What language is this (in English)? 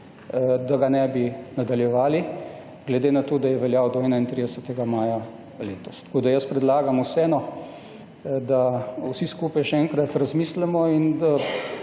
Slovenian